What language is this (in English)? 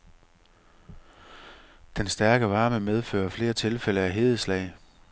Danish